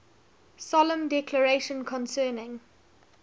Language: English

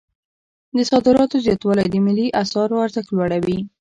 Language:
Pashto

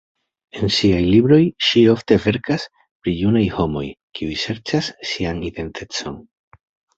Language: Esperanto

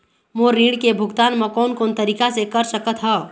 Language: Chhattisgarhi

